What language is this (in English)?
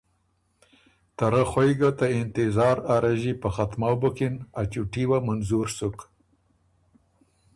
Ormuri